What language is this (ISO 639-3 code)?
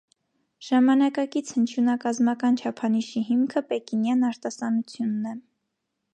hye